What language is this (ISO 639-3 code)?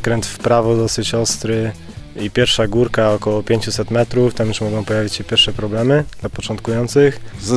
pol